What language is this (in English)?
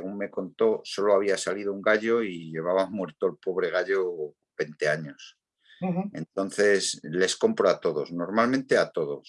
Spanish